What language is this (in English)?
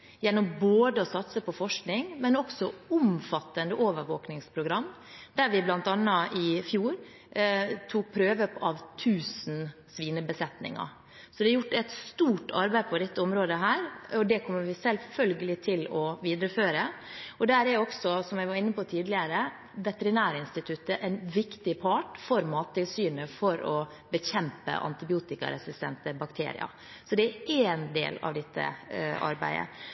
Norwegian Bokmål